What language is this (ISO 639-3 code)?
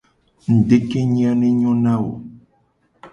gej